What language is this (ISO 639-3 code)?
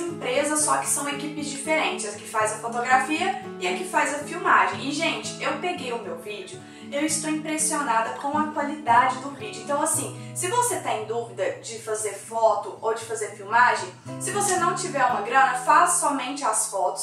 por